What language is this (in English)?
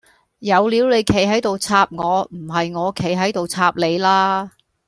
Cantonese